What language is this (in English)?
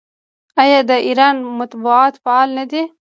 Pashto